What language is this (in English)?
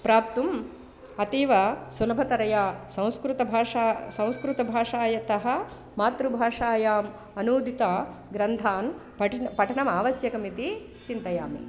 Sanskrit